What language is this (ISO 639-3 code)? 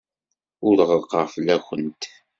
kab